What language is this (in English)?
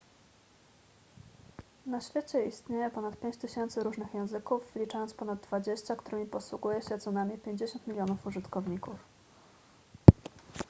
Polish